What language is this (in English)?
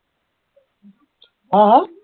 Assamese